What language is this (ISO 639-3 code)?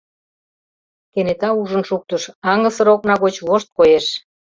chm